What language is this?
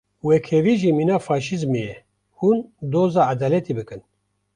Kurdish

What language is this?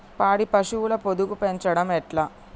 Telugu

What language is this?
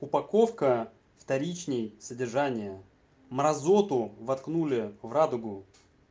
Russian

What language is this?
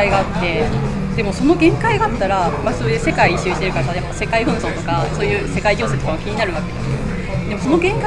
Japanese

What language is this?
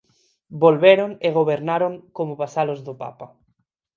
Galician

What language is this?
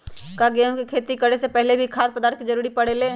Magahi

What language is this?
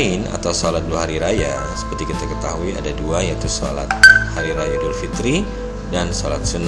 Indonesian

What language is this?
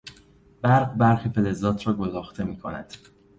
Persian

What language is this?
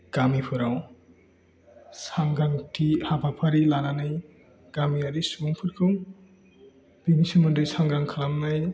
Bodo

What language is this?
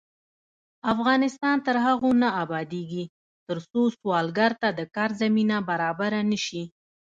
Pashto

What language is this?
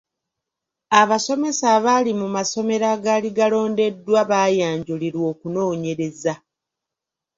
Ganda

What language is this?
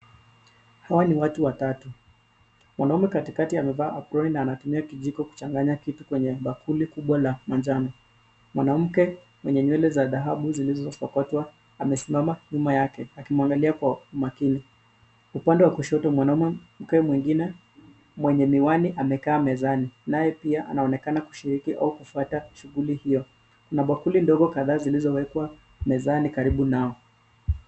Swahili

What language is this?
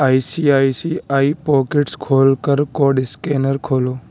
Urdu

